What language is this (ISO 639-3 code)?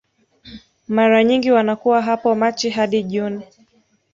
swa